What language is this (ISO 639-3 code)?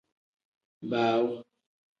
kdh